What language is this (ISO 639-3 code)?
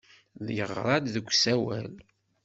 kab